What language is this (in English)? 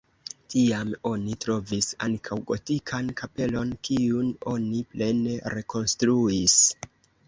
Esperanto